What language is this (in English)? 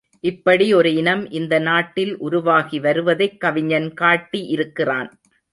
Tamil